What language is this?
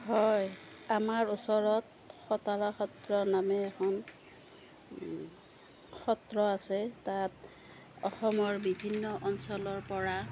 Assamese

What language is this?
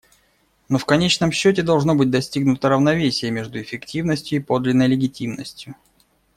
Russian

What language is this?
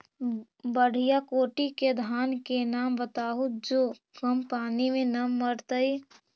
Magahi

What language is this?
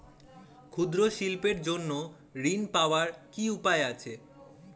Bangla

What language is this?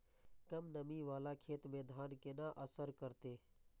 Maithili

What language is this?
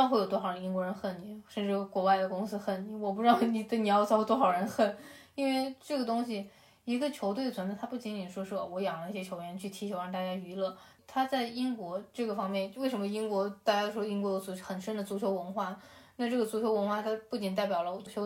Chinese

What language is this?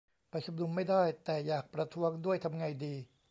Thai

